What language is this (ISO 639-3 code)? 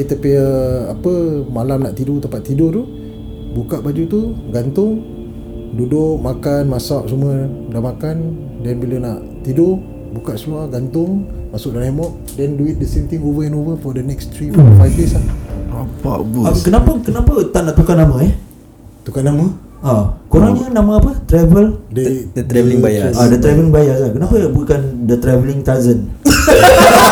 msa